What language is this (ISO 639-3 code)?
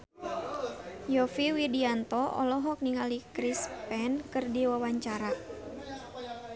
sun